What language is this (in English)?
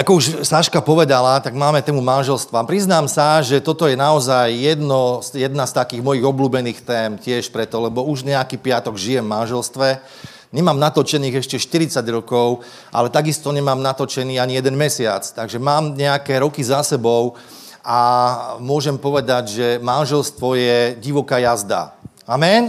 Slovak